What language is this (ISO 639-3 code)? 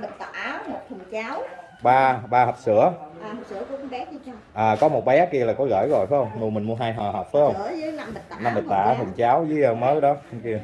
vie